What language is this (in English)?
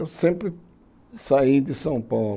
Portuguese